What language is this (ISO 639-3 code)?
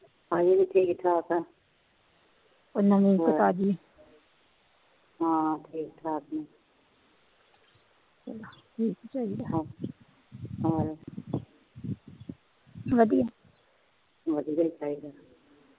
pan